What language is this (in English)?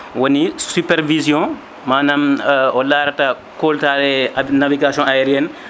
Fula